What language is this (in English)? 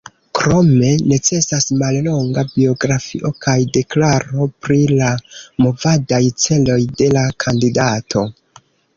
Esperanto